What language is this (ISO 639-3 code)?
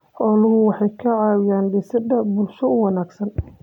som